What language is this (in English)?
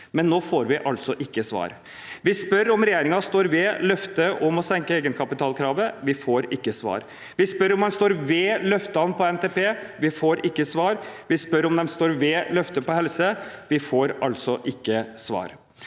Norwegian